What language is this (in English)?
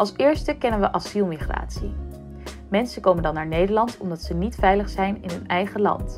Dutch